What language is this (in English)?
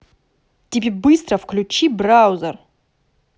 Russian